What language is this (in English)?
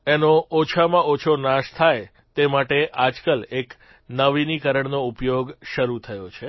Gujarati